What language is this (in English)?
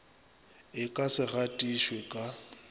Northern Sotho